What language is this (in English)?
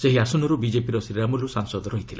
Odia